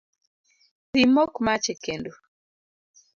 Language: Luo (Kenya and Tanzania)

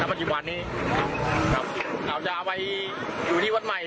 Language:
Thai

